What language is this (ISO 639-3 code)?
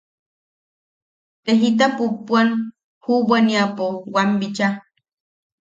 yaq